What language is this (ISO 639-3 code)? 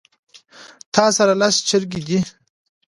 pus